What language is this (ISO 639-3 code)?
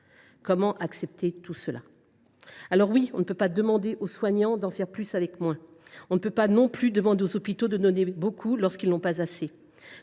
fra